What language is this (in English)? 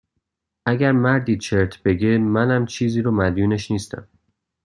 Persian